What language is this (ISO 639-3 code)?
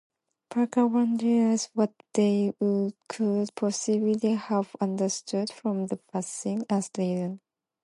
eng